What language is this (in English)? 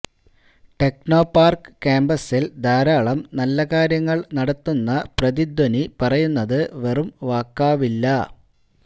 Malayalam